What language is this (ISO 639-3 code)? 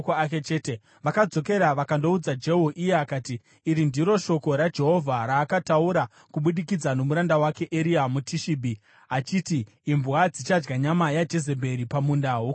sna